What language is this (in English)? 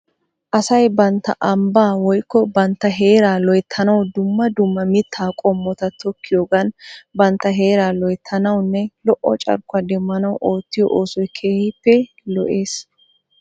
Wolaytta